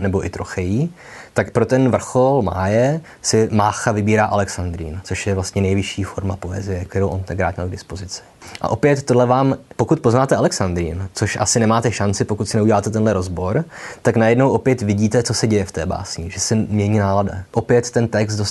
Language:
Czech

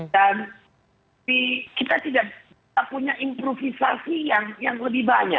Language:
Indonesian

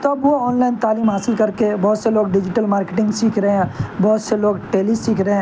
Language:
Urdu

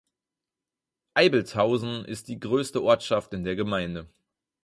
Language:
German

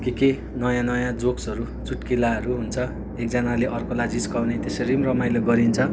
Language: Nepali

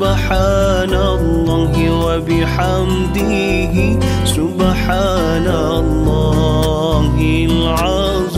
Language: Malay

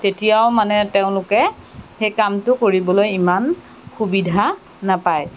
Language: Assamese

